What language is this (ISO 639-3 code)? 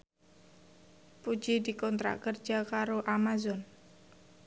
jav